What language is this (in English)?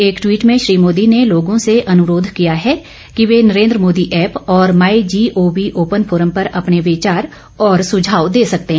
Hindi